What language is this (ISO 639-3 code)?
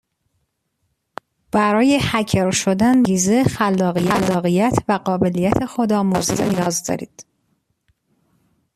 fas